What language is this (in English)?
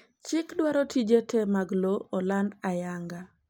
Luo (Kenya and Tanzania)